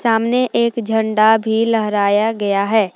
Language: Hindi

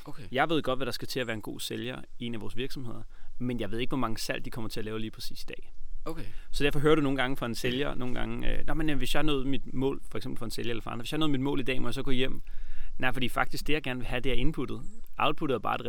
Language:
Danish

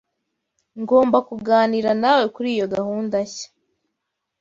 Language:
Kinyarwanda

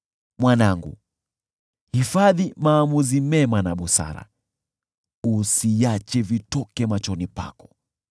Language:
Swahili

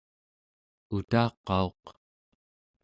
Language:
Central Yupik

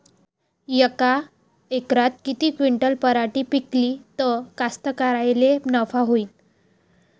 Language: Marathi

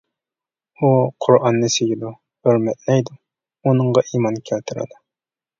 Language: Uyghur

